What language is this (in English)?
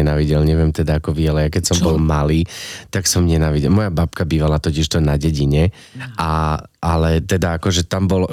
Slovak